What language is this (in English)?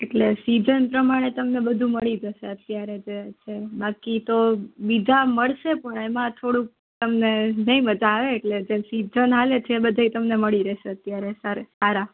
Gujarati